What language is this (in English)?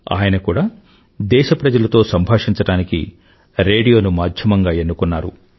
Telugu